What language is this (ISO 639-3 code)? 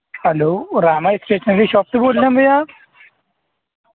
urd